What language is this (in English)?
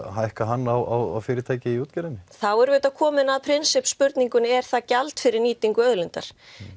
Icelandic